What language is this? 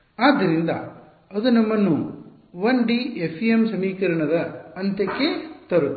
Kannada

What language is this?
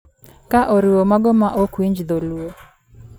Luo (Kenya and Tanzania)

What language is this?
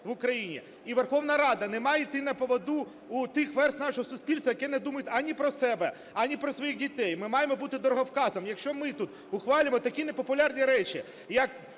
Ukrainian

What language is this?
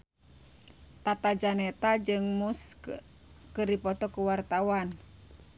Sundanese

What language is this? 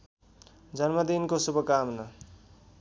Nepali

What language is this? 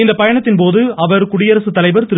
Tamil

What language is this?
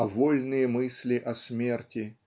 Russian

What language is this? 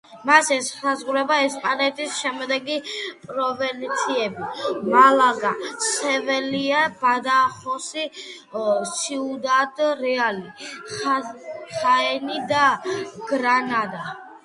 Georgian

